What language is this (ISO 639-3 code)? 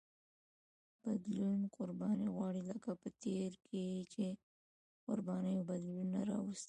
pus